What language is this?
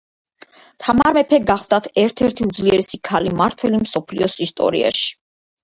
Georgian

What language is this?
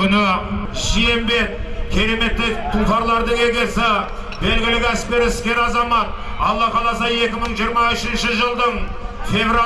Turkish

